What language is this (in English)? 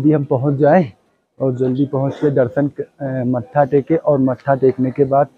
Hindi